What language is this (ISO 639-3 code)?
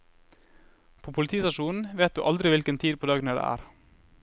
nor